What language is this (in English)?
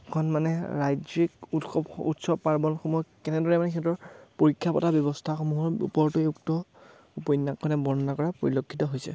Assamese